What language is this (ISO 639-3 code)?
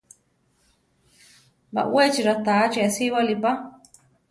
tar